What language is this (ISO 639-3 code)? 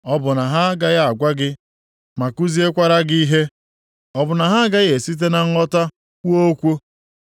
ibo